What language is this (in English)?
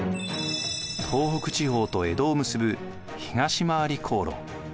Japanese